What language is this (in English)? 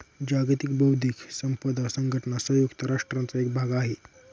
Marathi